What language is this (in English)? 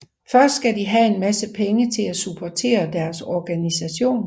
Danish